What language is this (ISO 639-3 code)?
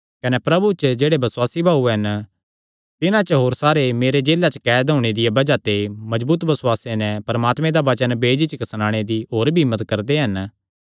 xnr